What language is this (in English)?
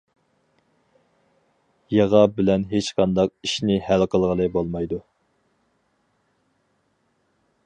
Uyghur